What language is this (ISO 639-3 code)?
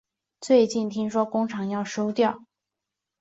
zho